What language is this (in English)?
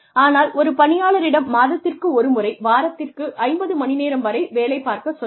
Tamil